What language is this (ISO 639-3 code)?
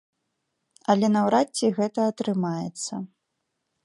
bel